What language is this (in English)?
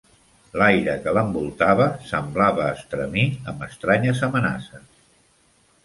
Catalan